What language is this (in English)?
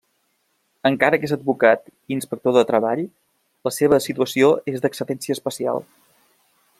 Catalan